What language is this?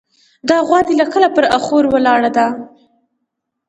Pashto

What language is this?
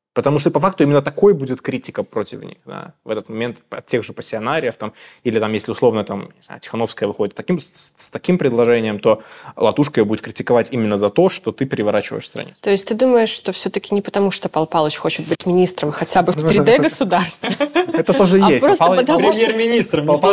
Russian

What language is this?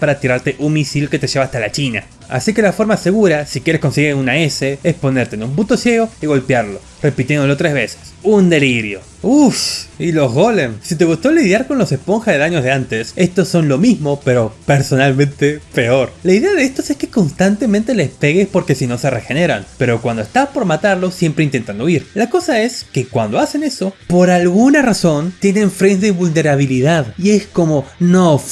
Spanish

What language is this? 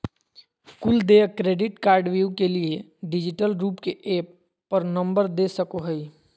Magahi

